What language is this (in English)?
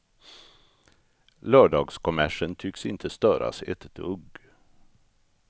Swedish